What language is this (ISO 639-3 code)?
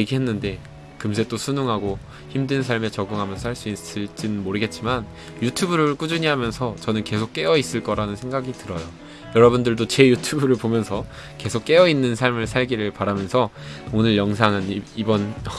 kor